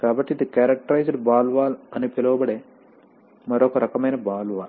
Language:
Telugu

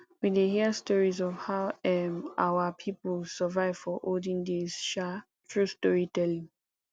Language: Nigerian Pidgin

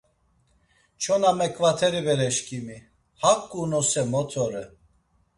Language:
Laz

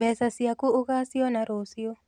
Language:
Kikuyu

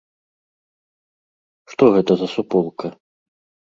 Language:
Belarusian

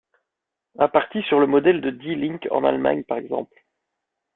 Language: French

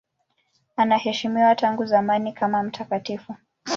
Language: Swahili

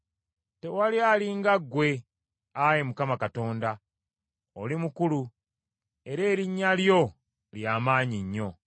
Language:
Ganda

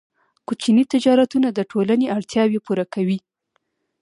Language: Pashto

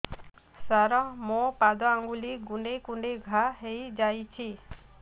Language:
Odia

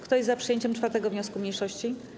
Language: Polish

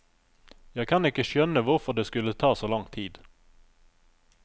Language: Norwegian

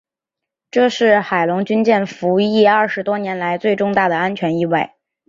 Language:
Chinese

